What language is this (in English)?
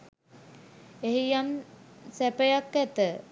Sinhala